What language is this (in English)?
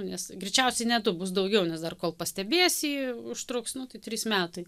Lithuanian